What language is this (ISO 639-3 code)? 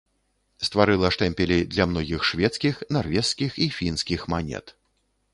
bel